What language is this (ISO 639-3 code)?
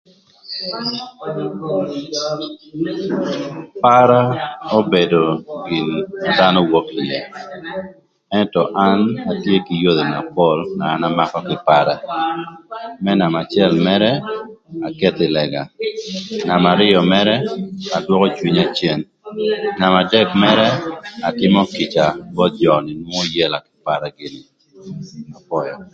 lth